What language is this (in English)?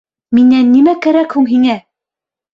Bashkir